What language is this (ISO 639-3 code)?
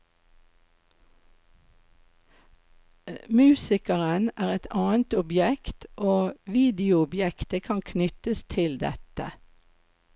nor